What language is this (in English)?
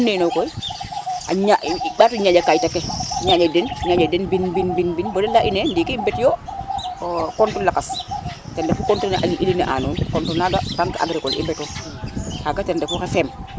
Serer